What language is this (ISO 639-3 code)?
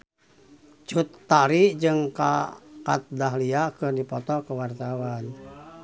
sun